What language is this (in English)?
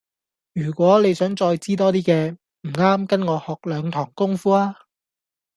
Cantonese